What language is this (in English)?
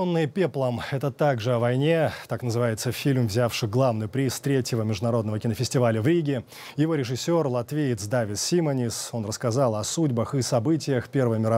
Russian